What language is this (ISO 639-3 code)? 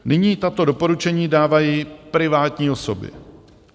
ces